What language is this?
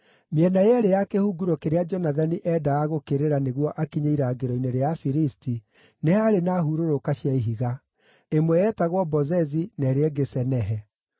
Kikuyu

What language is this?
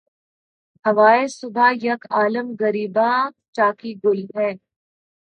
Urdu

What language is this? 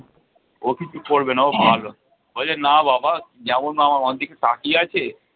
Bangla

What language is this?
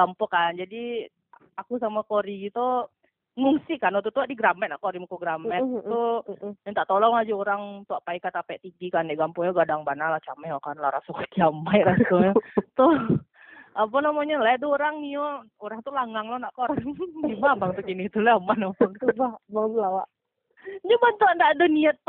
Indonesian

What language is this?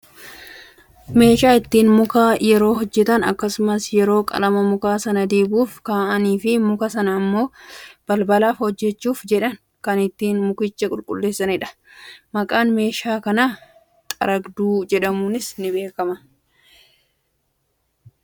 Oromo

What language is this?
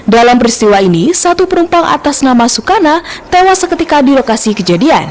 Indonesian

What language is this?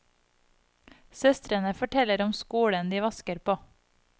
Norwegian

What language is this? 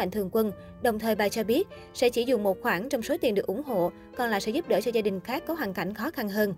Vietnamese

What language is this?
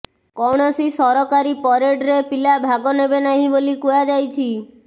Odia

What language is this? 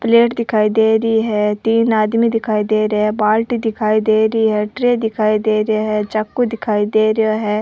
Rajasthani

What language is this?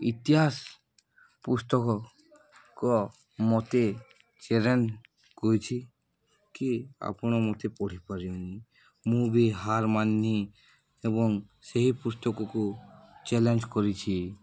Odia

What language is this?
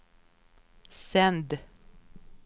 Swedish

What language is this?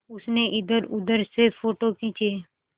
Hindi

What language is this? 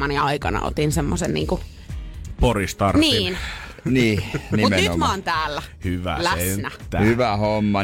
Finnish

